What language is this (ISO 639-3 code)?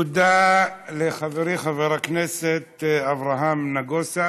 heb